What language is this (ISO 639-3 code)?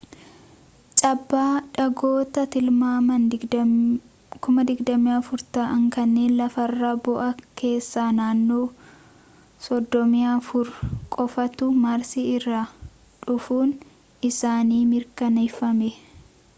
orm